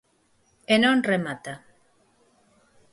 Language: Galician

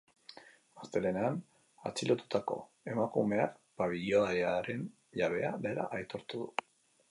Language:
Basque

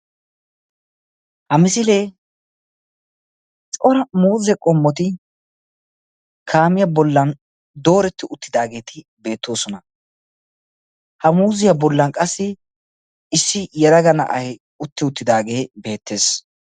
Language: Wolaytta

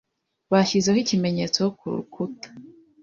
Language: Kinyarwanda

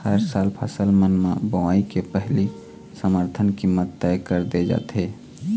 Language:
Chhattisgarhi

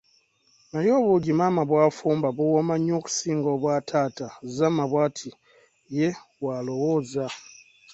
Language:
Ganda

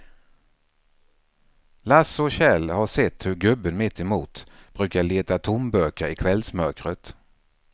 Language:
Swedish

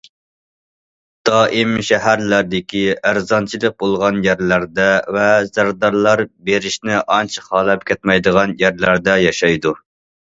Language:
Uyghur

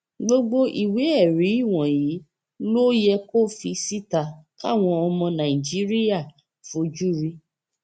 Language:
Yoruba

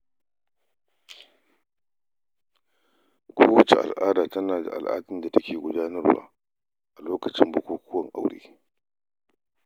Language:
Hausa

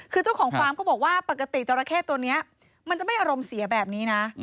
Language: Thai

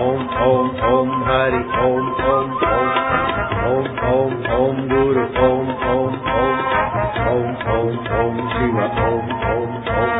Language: Hindi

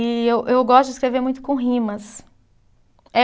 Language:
Portuguese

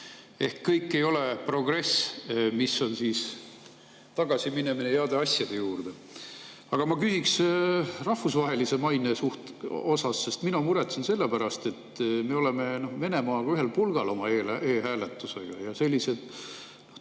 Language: Estonian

